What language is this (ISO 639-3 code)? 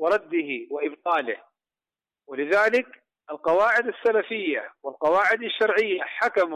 ara